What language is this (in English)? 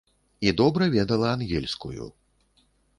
Belarusian